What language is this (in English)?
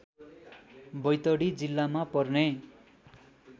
Nepali